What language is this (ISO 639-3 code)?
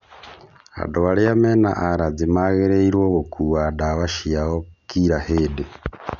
kik